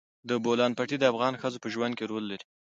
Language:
Pashto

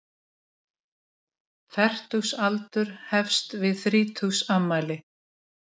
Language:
Icelandic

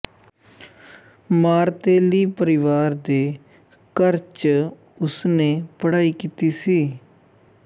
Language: Punjabi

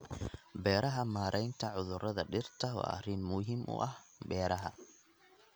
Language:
Somali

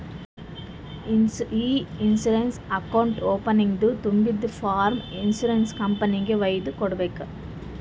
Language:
Kannada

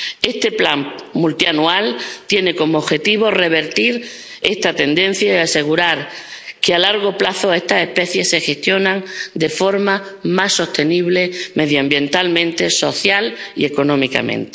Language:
Spanish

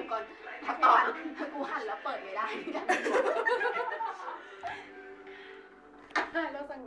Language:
Indonesian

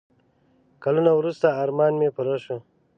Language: Pashto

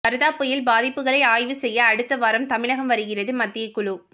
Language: Tamil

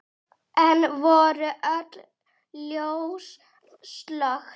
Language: Icelandic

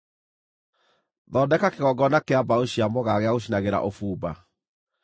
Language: Kikuyu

